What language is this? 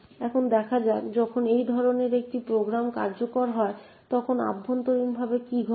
Bangla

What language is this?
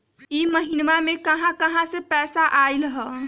Magahi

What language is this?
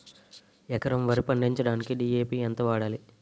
Telugu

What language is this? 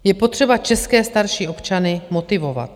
Czech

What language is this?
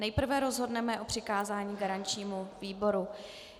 Czech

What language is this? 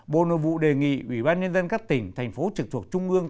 Vietnamese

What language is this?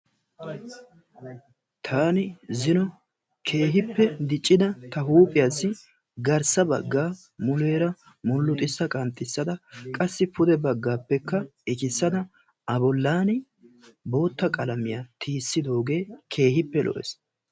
Wolaytta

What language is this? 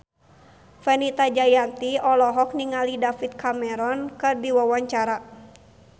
Sundanese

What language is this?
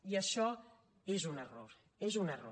Catalan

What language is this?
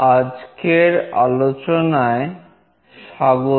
Bangla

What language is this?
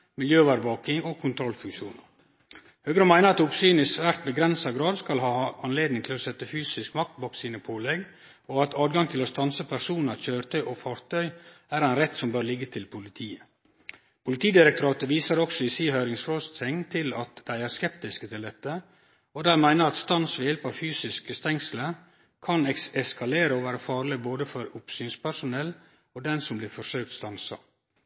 Norwegian Nynorsk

